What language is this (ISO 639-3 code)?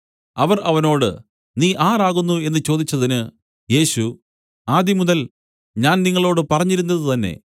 mal